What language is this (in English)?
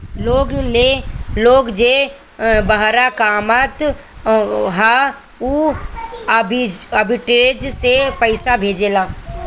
Bhojpuri